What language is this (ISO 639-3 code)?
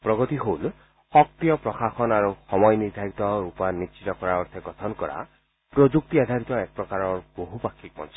asm